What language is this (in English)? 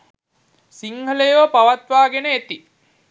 Sinhala